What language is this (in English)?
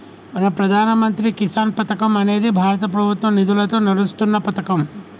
Telugu